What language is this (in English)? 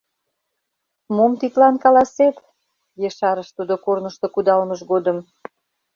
Mari